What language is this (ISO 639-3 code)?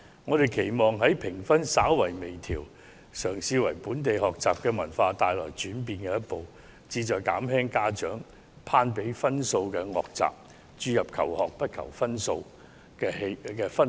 yue